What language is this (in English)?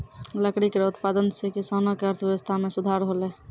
Maithili